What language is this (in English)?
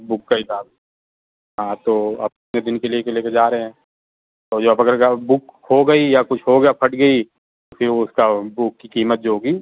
Urdu